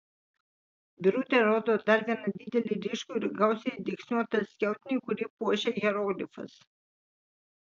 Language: Lithuanian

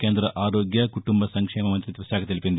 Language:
Telugu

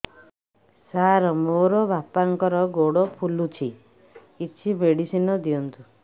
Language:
Odia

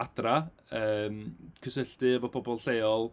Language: Welsh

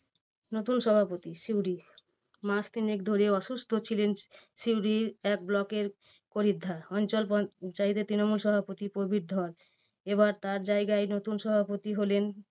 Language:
Bangla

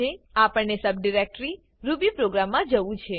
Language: Gujarati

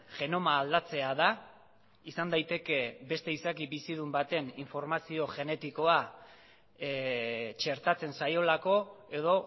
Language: Basque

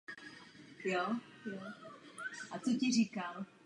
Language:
Czech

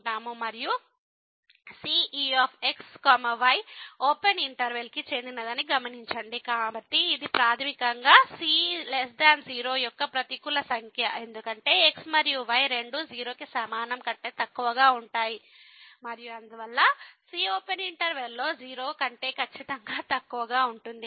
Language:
Telugu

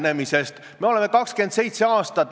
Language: Estonian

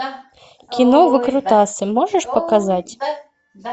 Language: Russian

